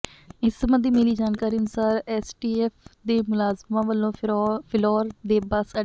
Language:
Punjabi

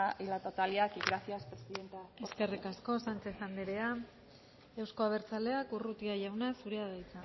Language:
Basque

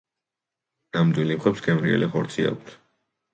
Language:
Georgian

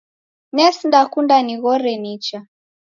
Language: Taita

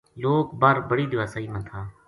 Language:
Gujari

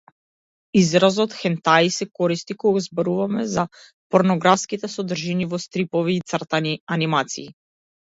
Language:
Macedonian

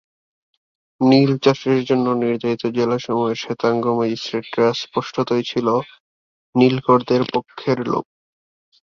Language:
Bangla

